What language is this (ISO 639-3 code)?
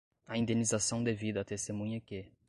por